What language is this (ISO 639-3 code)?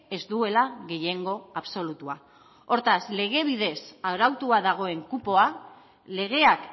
eus